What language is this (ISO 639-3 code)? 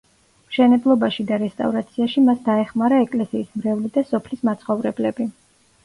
kat